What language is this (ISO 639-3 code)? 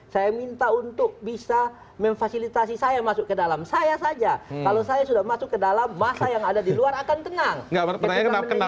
ind